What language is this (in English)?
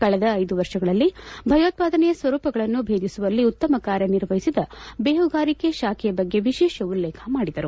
Kannada